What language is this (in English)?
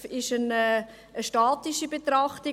Swiss German